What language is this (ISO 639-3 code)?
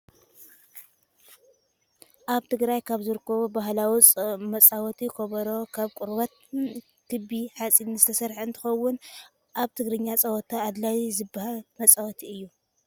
tir